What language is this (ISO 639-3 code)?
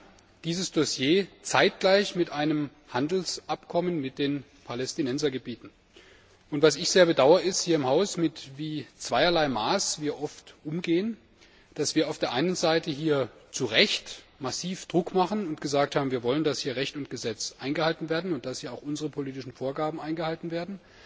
deu